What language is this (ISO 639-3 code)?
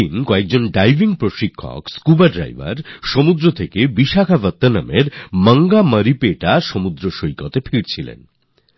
ben